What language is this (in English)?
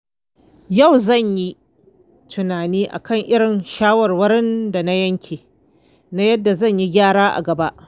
Hausa